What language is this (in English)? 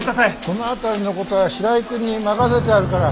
Japanese